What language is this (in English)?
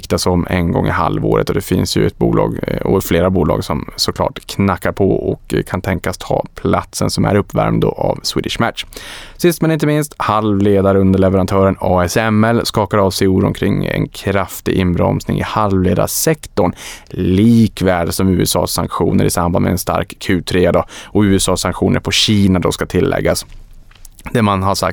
Swedish